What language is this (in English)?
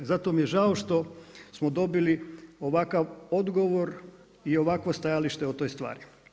Croatian